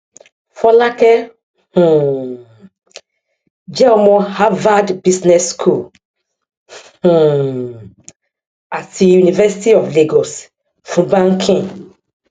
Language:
Yoruba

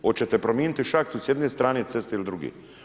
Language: Croatian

